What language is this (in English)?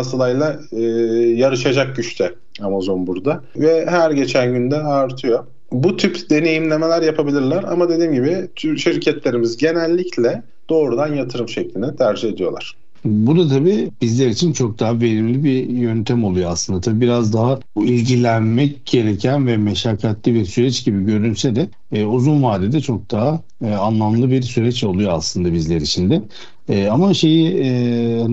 Turkish